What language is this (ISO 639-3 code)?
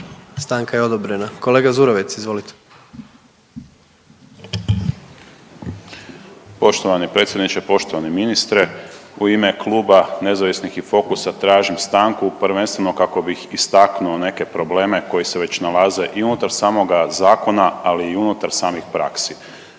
hrv